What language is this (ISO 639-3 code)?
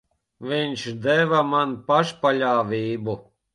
lav